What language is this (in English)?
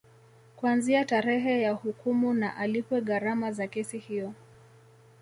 Swahili